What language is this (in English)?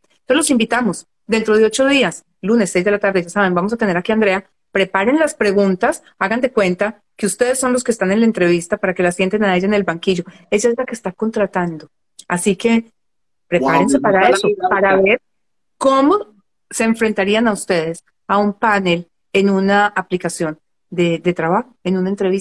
Spanish